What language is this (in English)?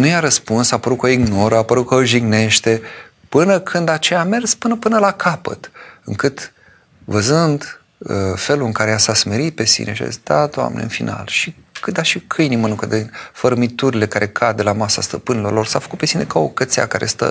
Romanian